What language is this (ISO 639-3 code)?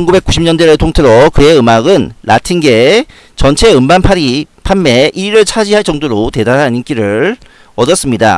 kor